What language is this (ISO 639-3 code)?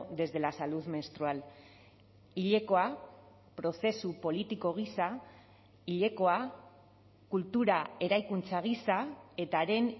eus